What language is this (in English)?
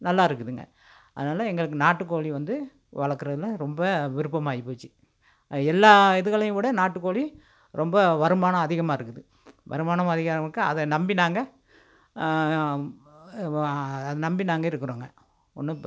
Tamil